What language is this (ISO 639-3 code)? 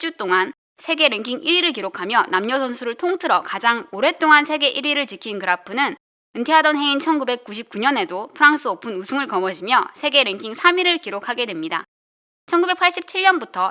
kor